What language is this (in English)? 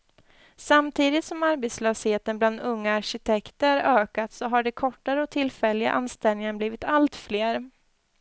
Swedish